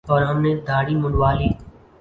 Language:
Urdu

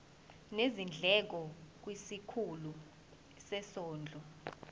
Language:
Zulu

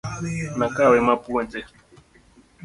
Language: Luo (Kenya and Tanzania)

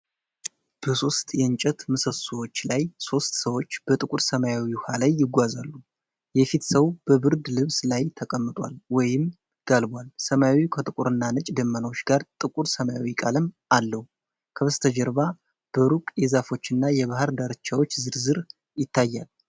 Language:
Amharic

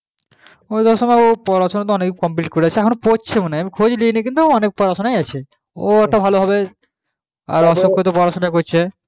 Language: Bangla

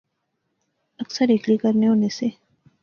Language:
Pahari-Potwari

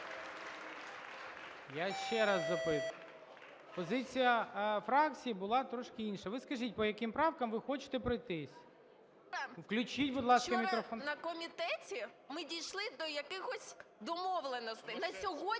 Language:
Ukrainian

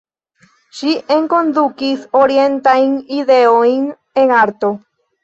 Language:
Esperanto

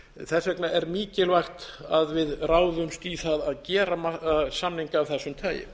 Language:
Icelandic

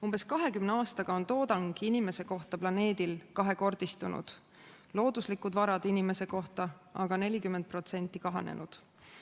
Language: Estonian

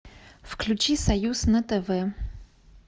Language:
Russian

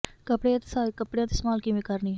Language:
Punjabi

